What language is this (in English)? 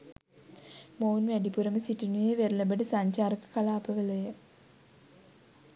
Sinhala